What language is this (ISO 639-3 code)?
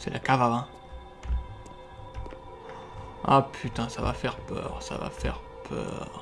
fra